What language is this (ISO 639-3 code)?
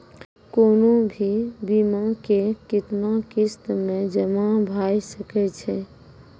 mai